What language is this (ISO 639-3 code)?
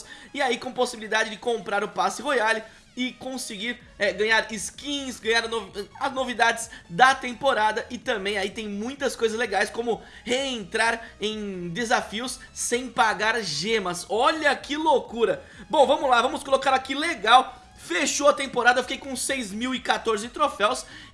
por